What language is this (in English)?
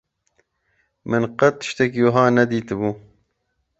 Kurdish